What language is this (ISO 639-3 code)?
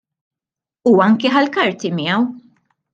mlt